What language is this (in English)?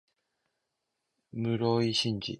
Japanese